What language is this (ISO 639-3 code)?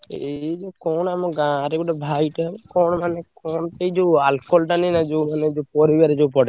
ori